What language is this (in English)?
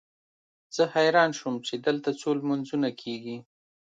Pashto